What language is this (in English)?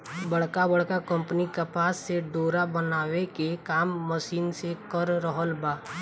Bhojpuri